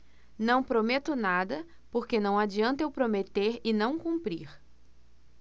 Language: Portuguese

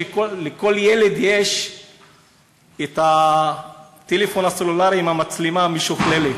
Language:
Hebrew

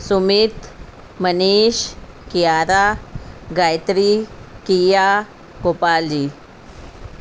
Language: Sindhi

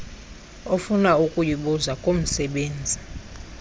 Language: Xhosa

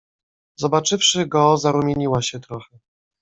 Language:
Polish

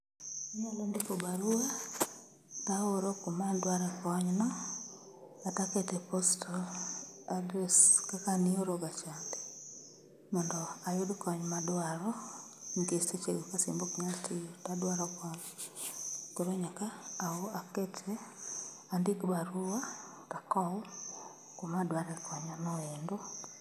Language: Luo (Kenya and Tanzania)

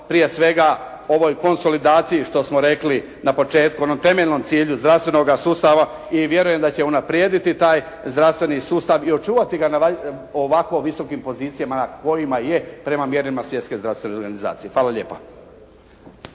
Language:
Croatian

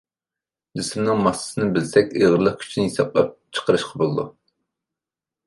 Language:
Uyghur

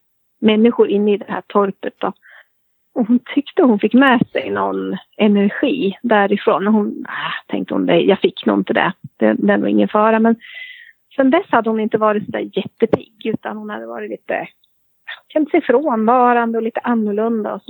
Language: Swedish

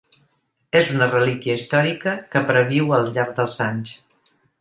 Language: Catalan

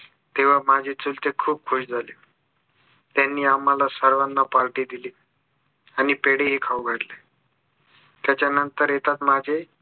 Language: Marathi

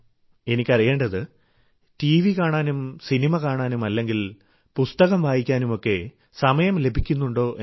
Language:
Malayalam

